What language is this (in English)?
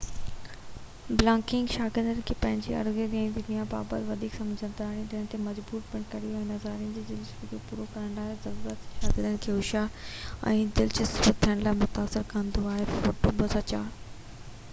Sindhi